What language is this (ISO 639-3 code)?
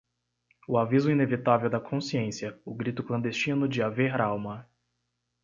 por